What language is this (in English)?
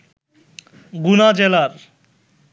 Bangla